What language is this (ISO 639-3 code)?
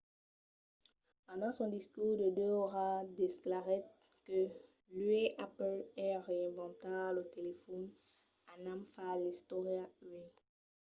oci